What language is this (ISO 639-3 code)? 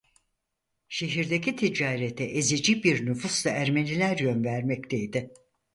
tur